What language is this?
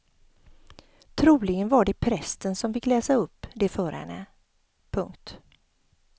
Swedish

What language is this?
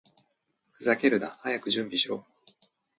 Japanese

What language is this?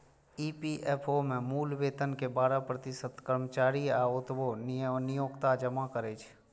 Maithili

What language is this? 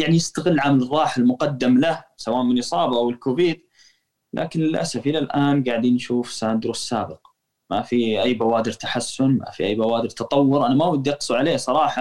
Arabic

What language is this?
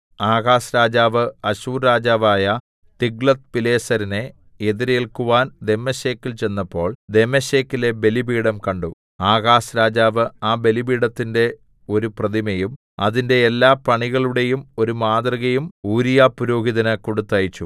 Malayalam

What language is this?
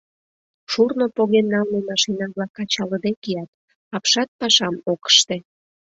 Mari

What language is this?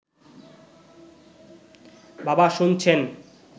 Bangla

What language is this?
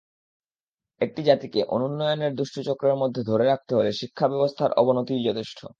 Bangla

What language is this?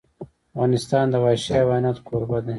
Pashto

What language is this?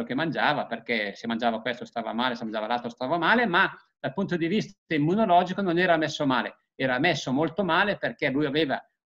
Italian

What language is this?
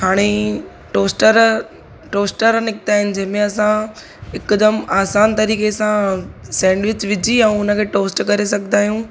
Sindhi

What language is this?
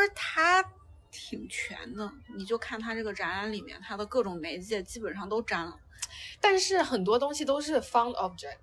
Chinese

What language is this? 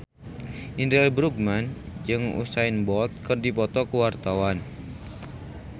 Sundanese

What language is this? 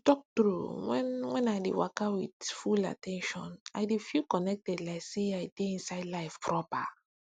Nigerian Pidgin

